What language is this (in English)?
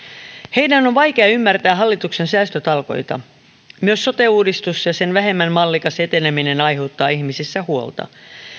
Finnish